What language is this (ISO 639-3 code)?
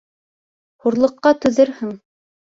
bak